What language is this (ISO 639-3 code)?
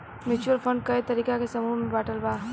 bho